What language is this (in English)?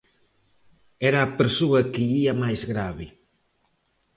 Galician